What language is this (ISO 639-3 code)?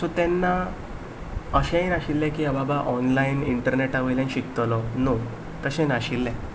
kok